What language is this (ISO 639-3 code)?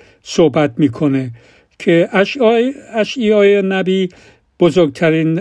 fas